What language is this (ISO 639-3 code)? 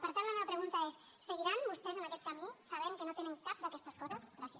cat